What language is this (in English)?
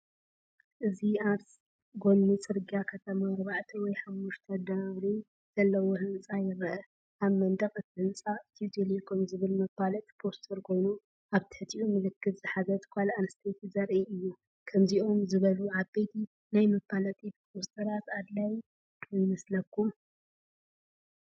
Tigrinya